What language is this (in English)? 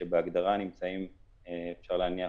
Hebrew